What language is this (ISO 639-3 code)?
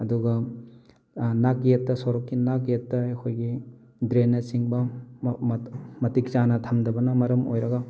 mni